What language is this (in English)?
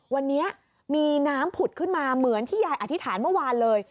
Thai